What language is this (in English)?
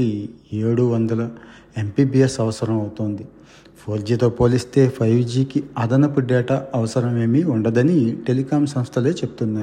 Telugu